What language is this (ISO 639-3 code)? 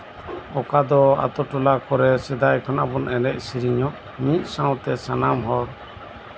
sat